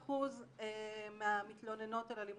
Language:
Hebrew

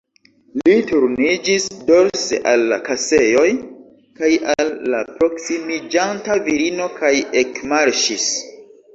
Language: Esperanto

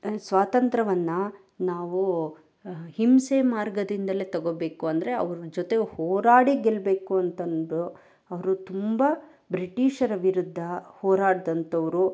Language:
Kannada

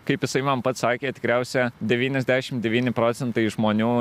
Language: Lithuanian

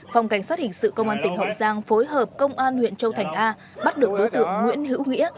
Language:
Vietnamese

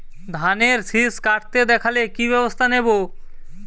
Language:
Bangla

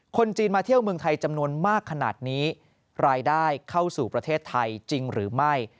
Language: Thai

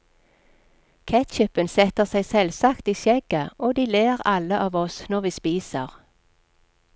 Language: Norwegian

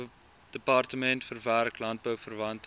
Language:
Afrikaans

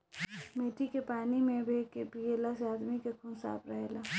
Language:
Bhojpuri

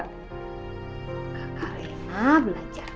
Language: Indonesian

